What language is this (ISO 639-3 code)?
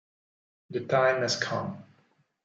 ita